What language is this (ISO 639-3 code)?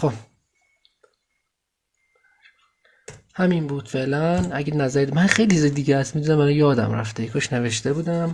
fas